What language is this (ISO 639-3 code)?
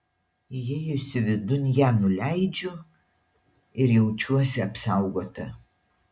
lit